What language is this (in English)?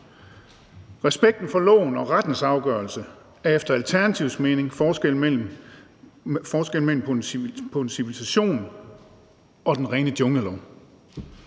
Danish